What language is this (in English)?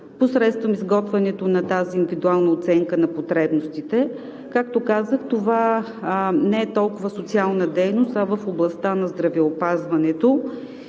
Bulgarian